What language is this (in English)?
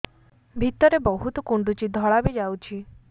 Odia